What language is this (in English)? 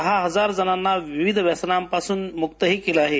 Marathi